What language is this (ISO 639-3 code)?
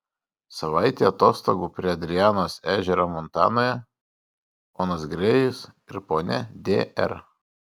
lit